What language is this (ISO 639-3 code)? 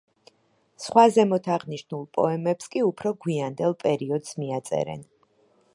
kat